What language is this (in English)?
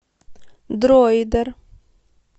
Russian